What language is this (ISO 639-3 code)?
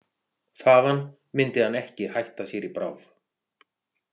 isl